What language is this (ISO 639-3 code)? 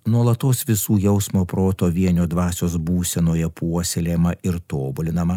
lit